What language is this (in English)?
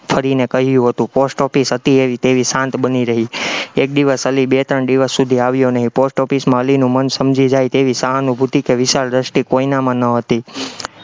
Gujarati